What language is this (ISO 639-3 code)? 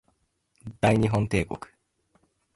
jpn